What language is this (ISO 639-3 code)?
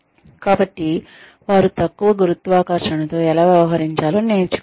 tel